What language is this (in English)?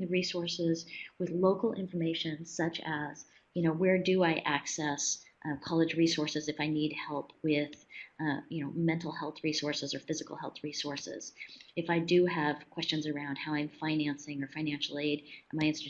English